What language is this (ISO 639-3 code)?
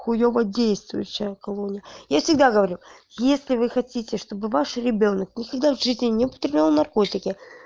rus